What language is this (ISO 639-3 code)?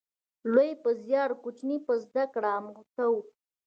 pus